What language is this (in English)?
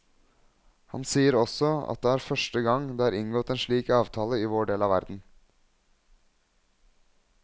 Norwegian